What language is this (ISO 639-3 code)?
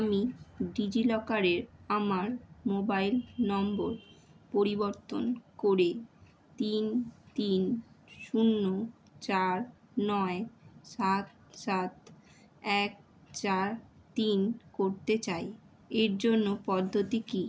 ben